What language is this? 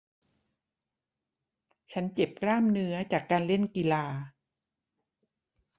Thai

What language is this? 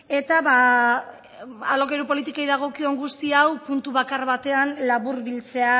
Basque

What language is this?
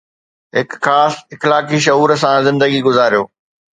Sindhi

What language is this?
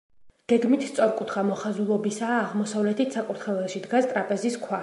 Georgian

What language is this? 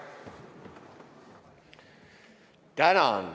Estonian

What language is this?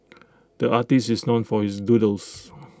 English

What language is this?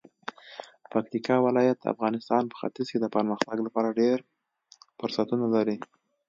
Pashto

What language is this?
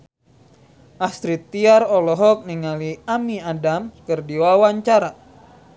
Sundanese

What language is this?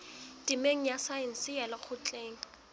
Southern Sotho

